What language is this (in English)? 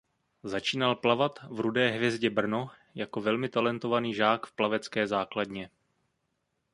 Czech